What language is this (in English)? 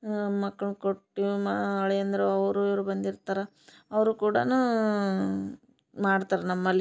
Kannada